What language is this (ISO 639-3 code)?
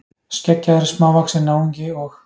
isl